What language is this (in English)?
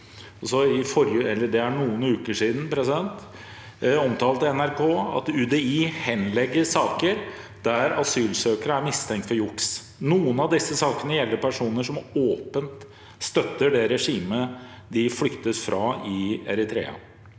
Norwegian